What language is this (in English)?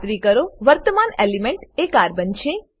Gujarati